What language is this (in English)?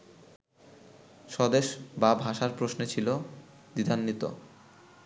Bangla